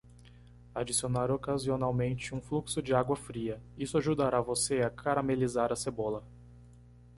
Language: Portuguese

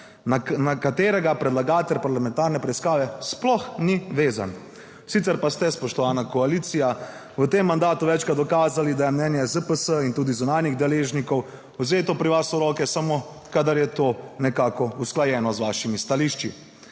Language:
Slovenian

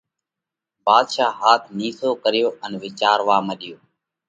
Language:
Parkari Koli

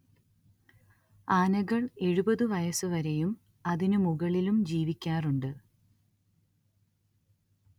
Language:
Malayalam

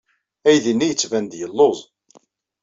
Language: Kabyle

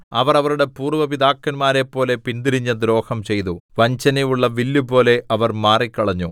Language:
Malayalam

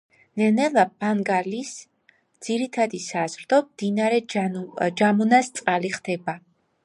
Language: Georgian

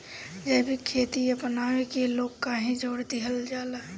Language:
Bhojpuri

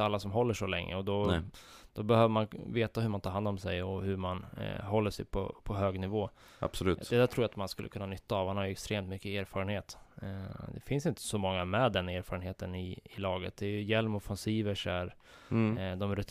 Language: Swedish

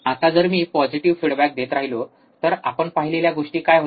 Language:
Marathi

